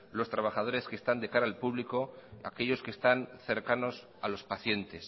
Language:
Spanish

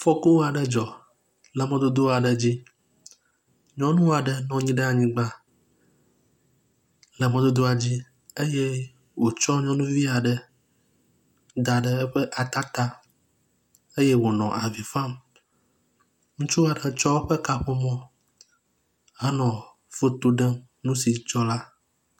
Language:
Ewe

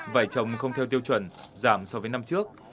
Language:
Vietnamese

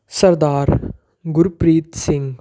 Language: Punjabi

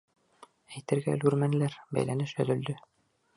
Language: Bashkir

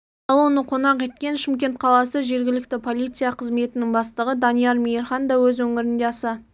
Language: Kazakh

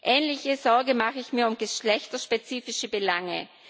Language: German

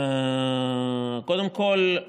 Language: Hebrew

